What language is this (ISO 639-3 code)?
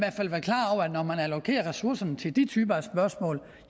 dan